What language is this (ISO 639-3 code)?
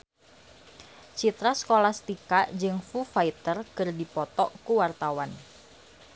sun